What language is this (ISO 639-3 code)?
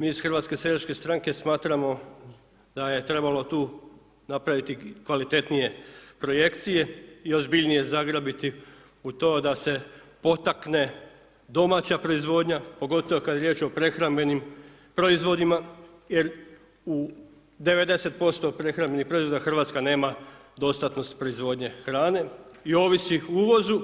hrv